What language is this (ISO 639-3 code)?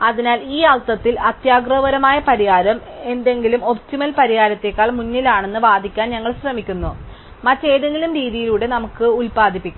mal